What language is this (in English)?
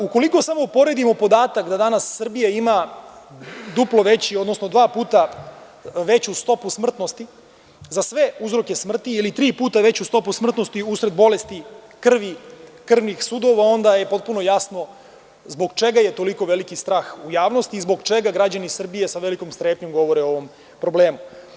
Serbian